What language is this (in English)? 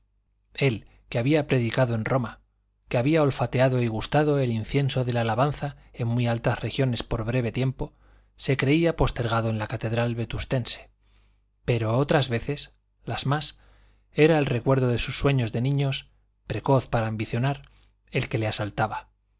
Spanish